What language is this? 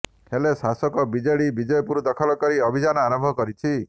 Odia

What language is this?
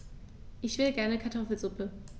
German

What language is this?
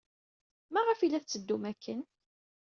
Kabyle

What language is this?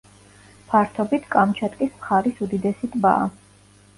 Georgian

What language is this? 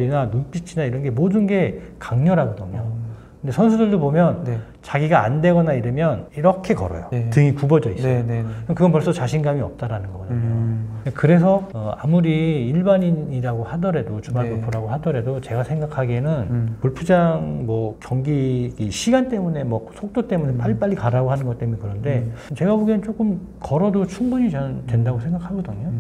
Korean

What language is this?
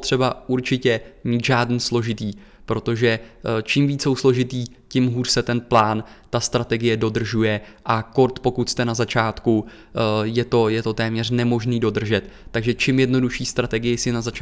Czech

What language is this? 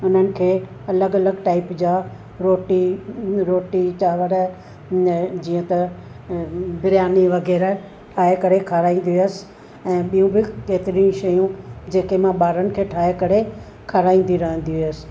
Sindhi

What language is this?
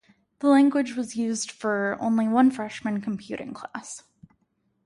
English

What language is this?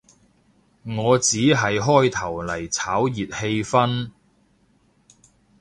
Cantonese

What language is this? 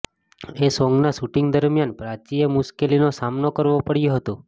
Gujarati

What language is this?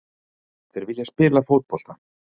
Icelandic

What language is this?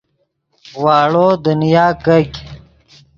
Yidgha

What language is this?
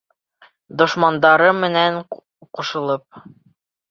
Bashkir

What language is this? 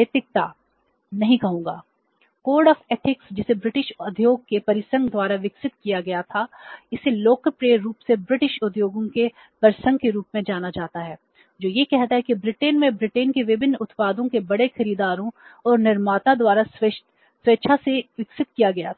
Hindi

